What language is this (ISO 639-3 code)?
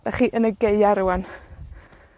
cym